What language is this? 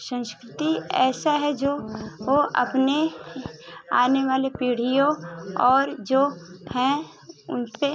Hindi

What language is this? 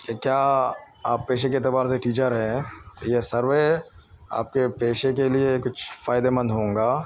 Urdu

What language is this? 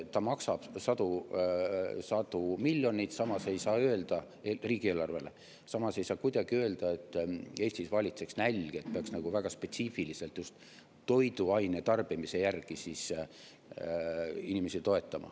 Estonian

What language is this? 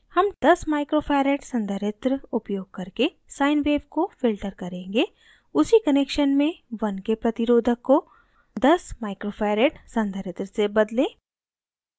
Hindi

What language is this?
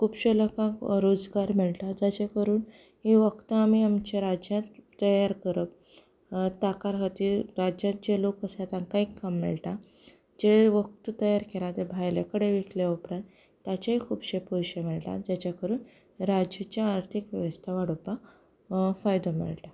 Konkani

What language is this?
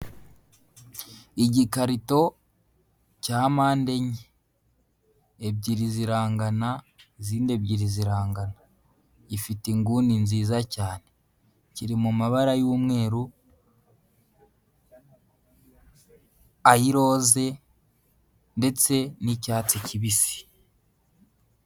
Kinyarwanda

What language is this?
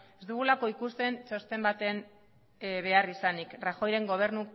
Basque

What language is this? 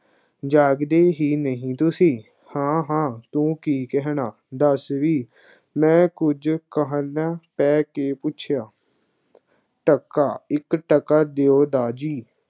Punjabi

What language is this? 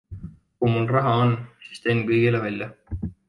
Estonian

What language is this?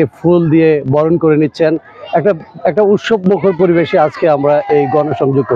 Arabic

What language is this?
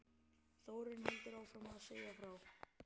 Icelandic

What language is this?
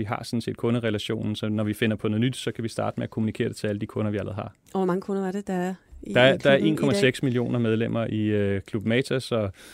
Danish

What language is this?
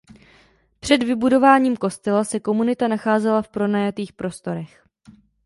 Czech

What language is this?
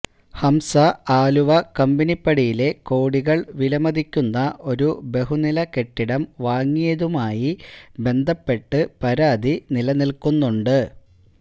Malayalam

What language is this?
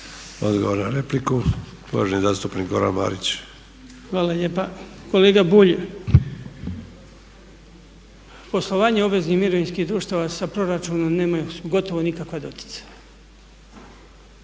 Croatian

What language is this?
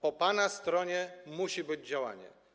Polish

